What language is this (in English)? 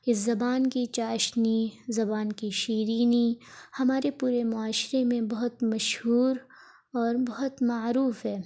Urdu